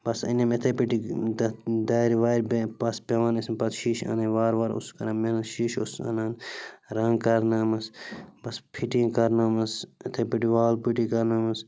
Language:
Kashmiri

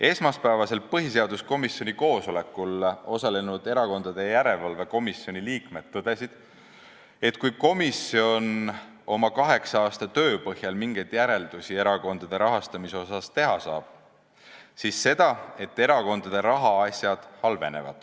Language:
Estonian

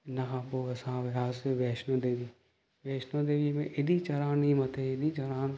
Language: Sindhi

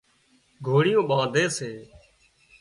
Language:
Wadiyara Koli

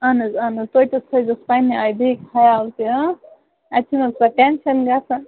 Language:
Kashmiri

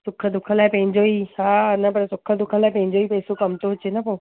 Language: Sindhi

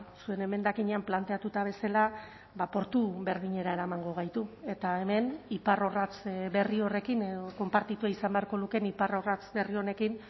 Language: Basque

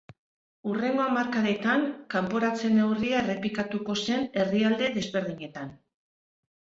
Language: Basque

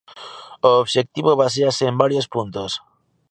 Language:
Galician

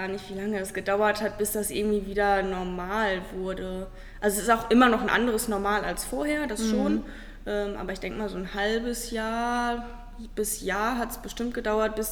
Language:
German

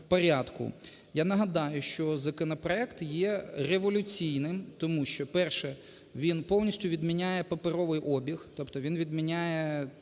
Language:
Ukrainian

